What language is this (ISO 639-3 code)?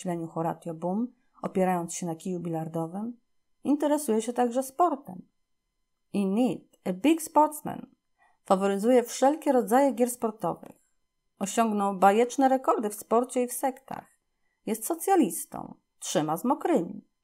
pol